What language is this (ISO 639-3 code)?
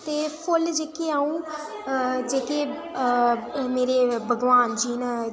doi